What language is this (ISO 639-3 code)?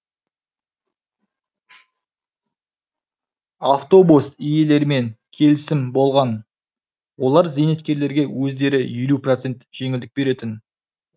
kaz